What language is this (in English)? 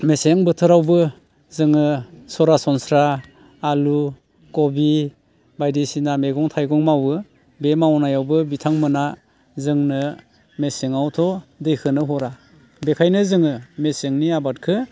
Bodo